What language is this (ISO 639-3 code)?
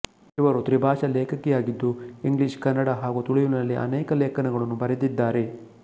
kan